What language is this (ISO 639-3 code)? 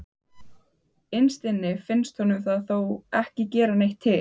isl